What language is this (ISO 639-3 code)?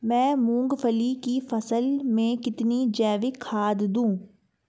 hin